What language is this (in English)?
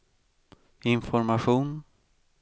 Swedish